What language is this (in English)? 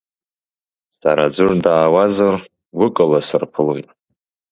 Abkhazian